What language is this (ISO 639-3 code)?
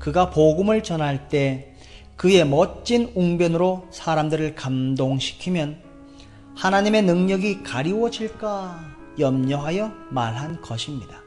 kor